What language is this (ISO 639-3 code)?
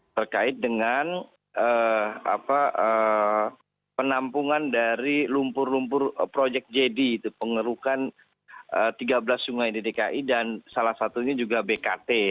ind